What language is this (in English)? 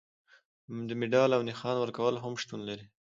Pashto